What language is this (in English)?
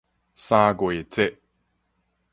Min Nan Chinese